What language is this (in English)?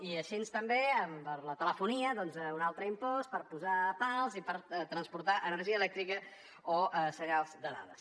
Catalan